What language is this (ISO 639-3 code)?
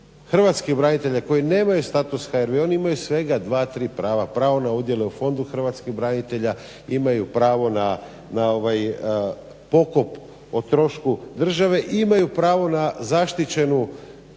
hrv